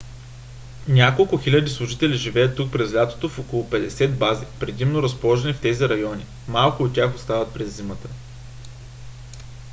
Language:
Bulgarian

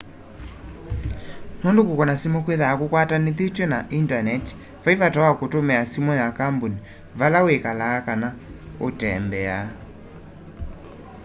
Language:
Kamba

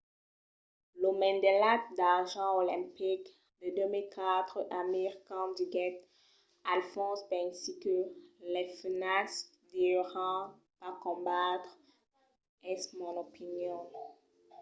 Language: Occitan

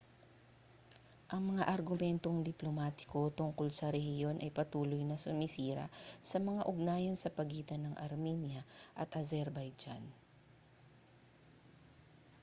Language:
Filipino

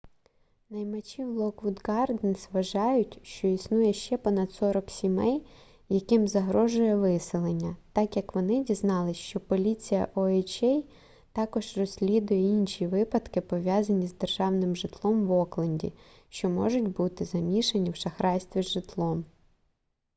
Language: Ukrainian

